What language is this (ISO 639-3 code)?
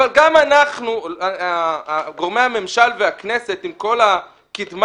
heb